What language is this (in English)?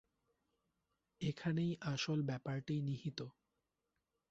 Bangla